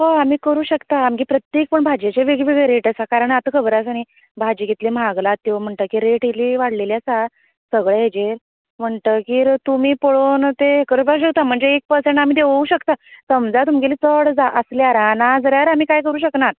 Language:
Konkani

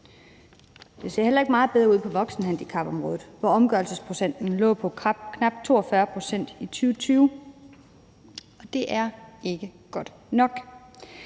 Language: Danish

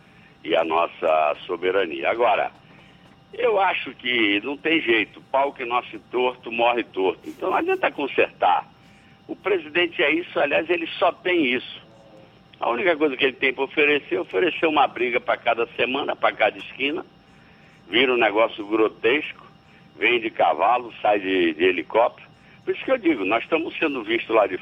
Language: Portuguese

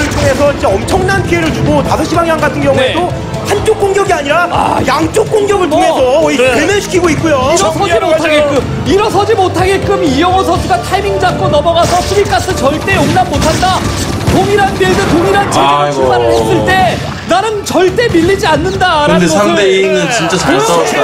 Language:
Korean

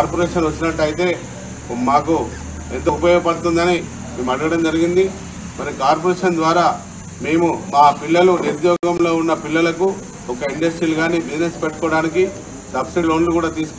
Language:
Telugu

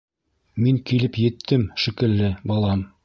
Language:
Bashkir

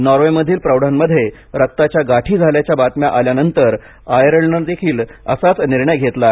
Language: Marathi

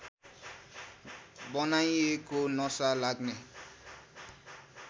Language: Nepali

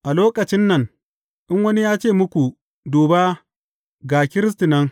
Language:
Hausa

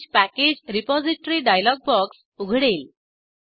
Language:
Marathi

